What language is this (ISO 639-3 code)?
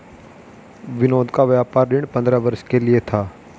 hin